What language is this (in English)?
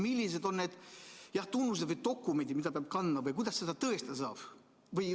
Estonian